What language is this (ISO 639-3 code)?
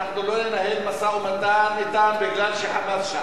heb